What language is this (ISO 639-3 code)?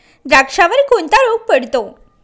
mar